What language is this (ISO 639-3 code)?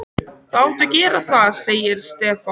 isl